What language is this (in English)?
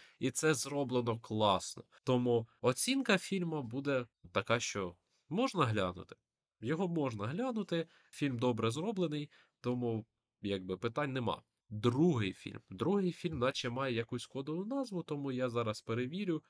Ukrainian